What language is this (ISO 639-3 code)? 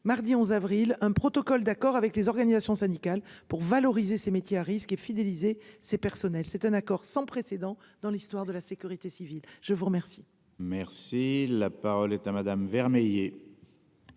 fra